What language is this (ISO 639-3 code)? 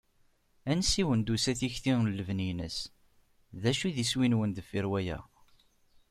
kab